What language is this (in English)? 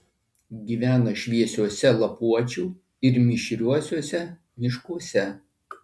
Lithuanian